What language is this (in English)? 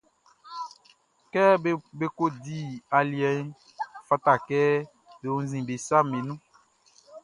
Baoulé